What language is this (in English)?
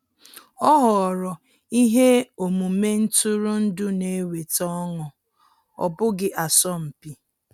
Igbo